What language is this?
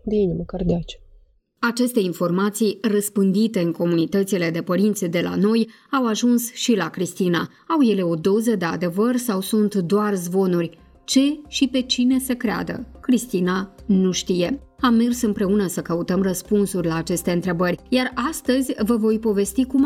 Romanian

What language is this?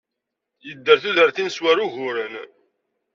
Kabyle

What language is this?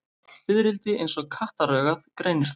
Icelandic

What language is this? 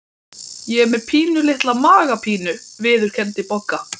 Icelandic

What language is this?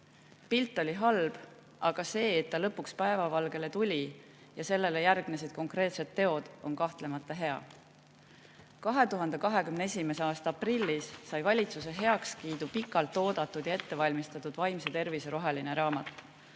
Estonian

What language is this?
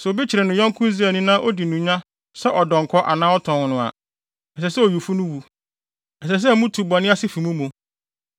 Akan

